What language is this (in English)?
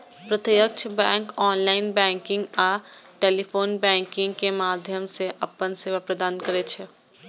Maithili